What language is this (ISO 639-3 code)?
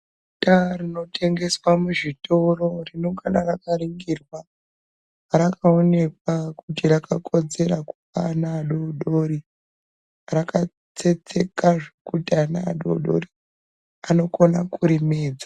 ndc